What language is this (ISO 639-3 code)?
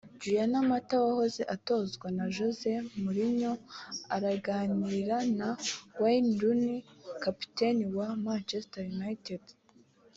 kin